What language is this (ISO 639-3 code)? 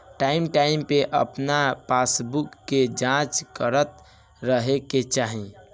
bho